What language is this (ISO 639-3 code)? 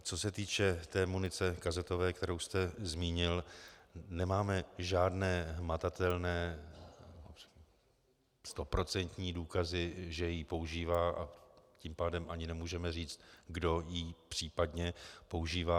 ces